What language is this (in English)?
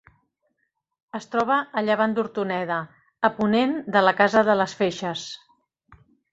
Catalan